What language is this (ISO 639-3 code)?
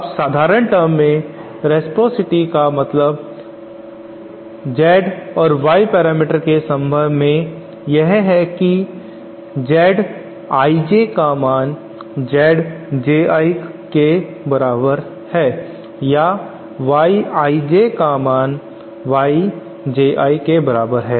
hin